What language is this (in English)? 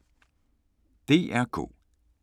Danish